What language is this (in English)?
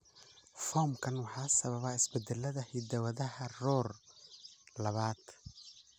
Somali